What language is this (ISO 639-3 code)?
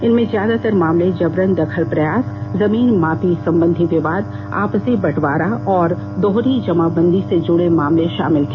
hin